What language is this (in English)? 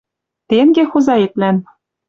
Western Mari